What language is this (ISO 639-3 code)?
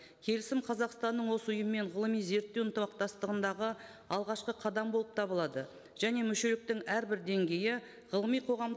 kaz